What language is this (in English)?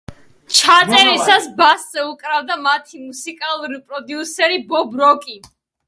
Georgian